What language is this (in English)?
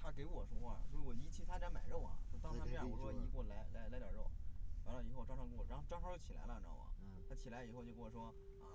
Chinese